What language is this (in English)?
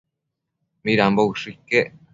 Matsés